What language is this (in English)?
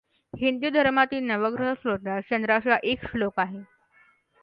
Marathi